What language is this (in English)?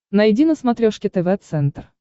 Russian